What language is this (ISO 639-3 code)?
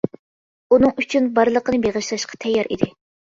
uig